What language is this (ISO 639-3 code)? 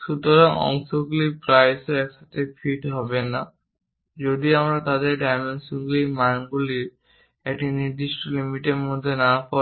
ben